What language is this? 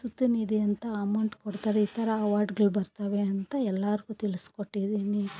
Kannada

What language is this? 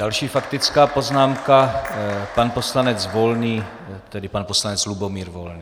Czech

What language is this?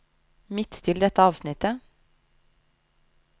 Norwegian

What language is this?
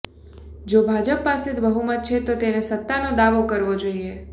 Gujarati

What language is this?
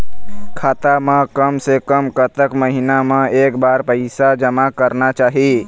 Chhattisgarhi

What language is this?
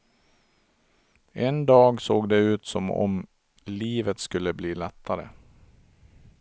Swedish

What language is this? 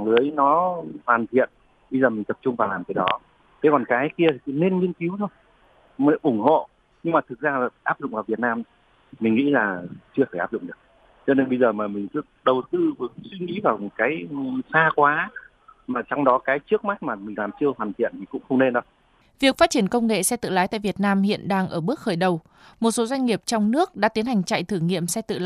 Vietnamese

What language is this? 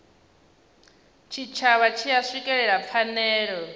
Venda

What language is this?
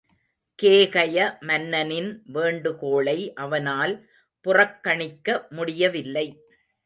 Tamil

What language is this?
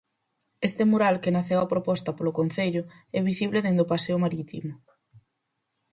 Galician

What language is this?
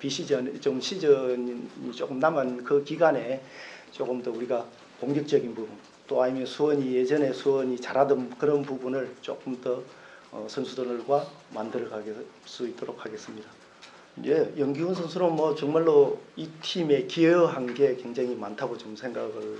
Korean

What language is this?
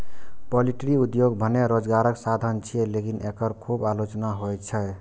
Maithili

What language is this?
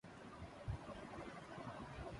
Urdu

